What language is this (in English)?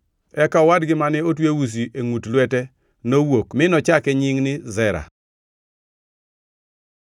Luo (Kenya and Tanzania)